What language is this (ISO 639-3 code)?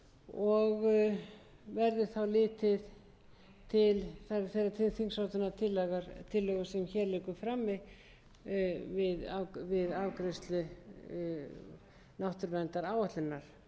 isl